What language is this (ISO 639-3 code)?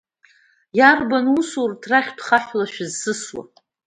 abk